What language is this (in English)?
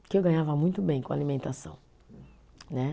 Portuguese